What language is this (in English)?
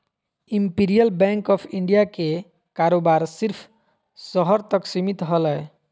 Magahi